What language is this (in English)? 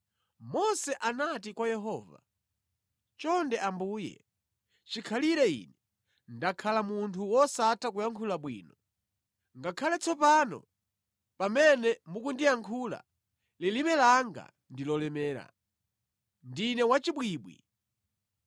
Nyanja